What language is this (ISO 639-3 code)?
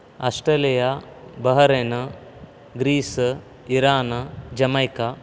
san